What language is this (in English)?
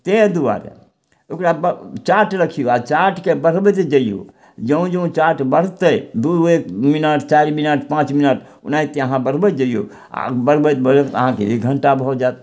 Maithili